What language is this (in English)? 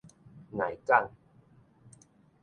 Min Nan Chinese